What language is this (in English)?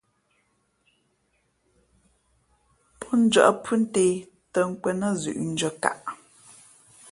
Fe'fe'